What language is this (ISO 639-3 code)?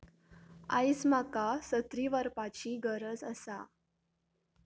kok